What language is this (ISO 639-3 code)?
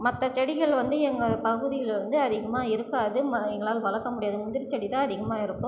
tam